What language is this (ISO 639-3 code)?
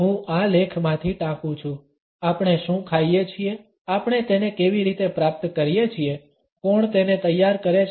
guj